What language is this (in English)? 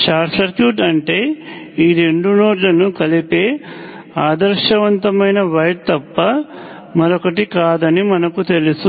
Telugu